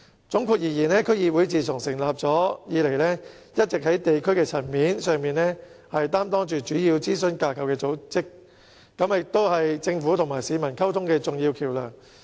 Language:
Cantonese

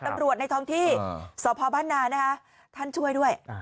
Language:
Thai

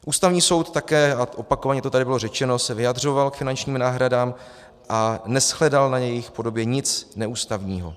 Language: Czech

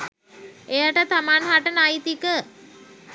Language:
Sinhala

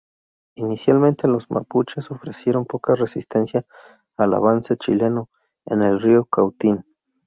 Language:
Spanish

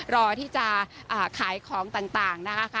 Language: Thai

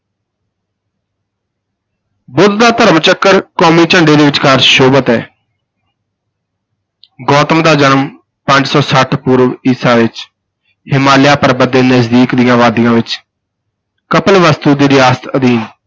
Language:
Punjabi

